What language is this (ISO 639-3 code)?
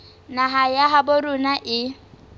sot